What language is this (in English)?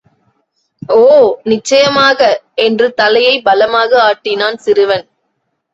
Tamil